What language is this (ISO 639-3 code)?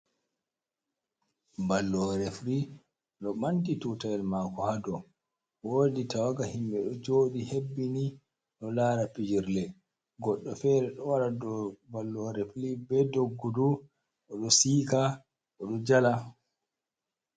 ful